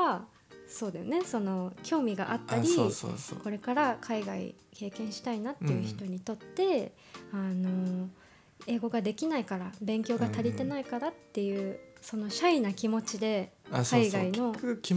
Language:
Japanese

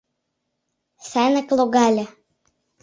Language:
Mari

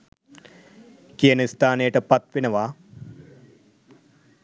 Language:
Sinhala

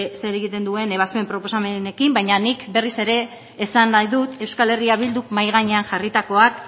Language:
Basque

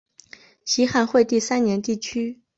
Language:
Chinese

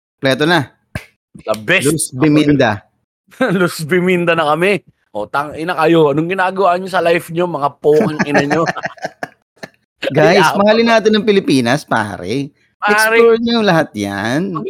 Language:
Filipino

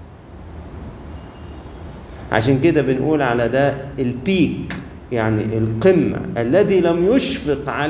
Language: Arabic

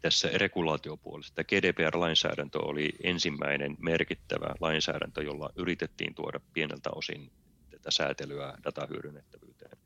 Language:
Finnish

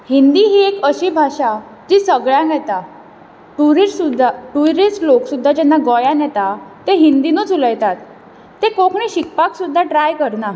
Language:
Konkani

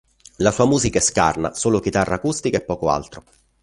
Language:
Italian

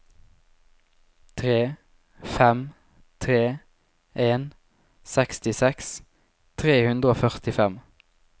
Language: Norwegian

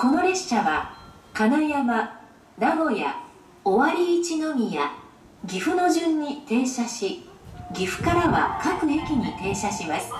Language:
Japanese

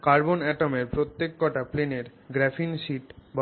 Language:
Bangla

